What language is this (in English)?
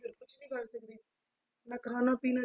Punjabi